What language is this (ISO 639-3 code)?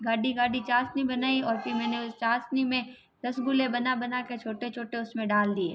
hin